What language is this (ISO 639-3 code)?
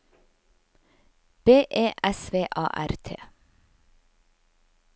nor